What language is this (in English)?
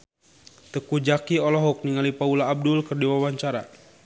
Sundanese